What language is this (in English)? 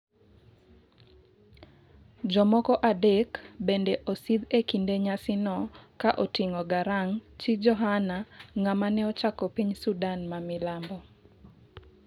Luo (Kenya and Tanzania)